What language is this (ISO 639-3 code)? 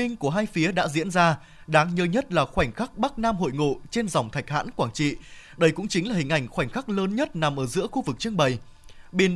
vie